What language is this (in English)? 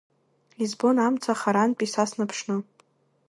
Abkhazian